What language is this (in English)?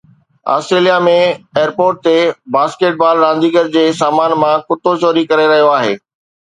Sindhi